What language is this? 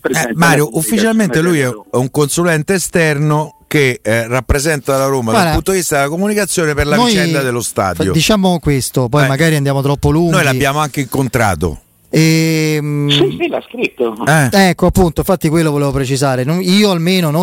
Italian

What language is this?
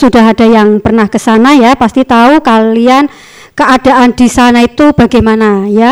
Indonesian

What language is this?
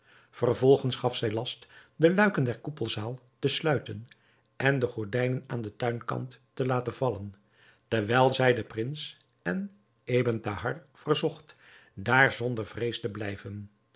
Dutch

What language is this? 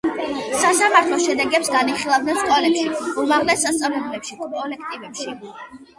Georgian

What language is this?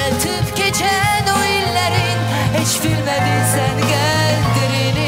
Turkish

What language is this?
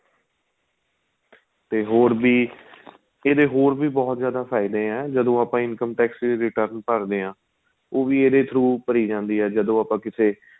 Punjabi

